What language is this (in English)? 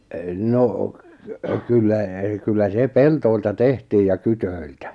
Finnish